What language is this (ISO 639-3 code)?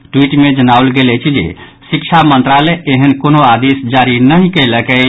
mai